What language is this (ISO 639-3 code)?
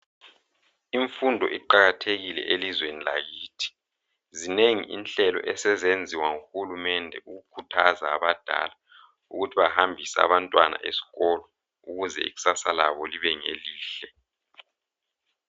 nde